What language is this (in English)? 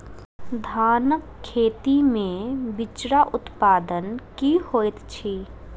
Maithili